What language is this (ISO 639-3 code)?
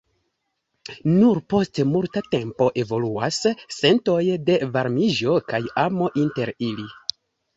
epo